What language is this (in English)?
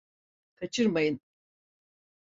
Turkish